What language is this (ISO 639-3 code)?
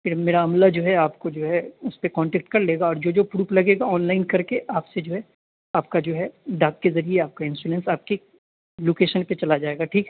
urd